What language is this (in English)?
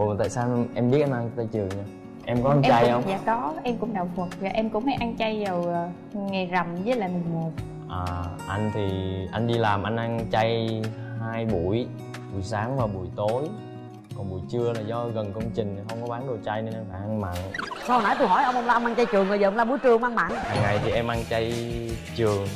Vietnamese